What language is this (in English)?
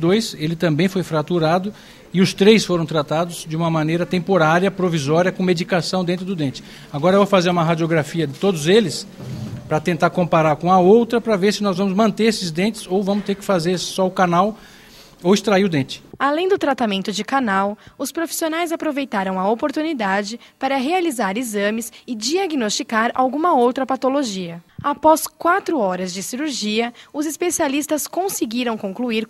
Portuguese